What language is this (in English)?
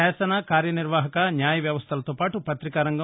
Telugu